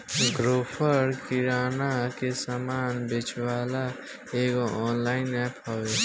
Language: Bhojpuri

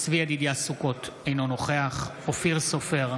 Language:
Hebrew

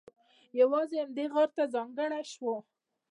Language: Pashto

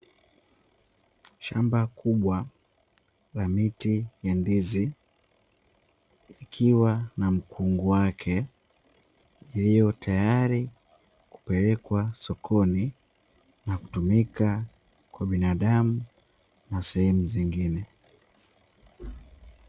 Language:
Swahili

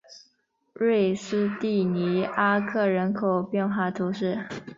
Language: Chinese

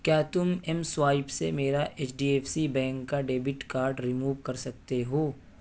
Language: Urdu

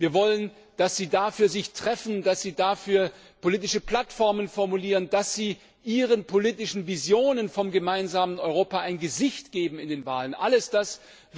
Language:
German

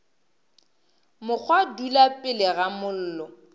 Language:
Northern Sotho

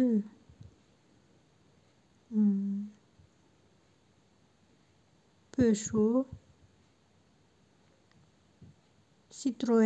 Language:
Malagasy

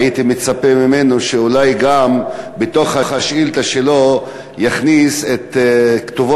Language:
Hebrew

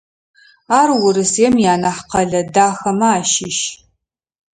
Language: Adyghe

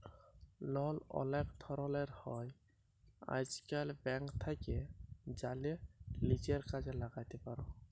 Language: Bangla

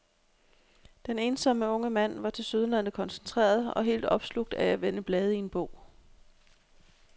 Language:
Danish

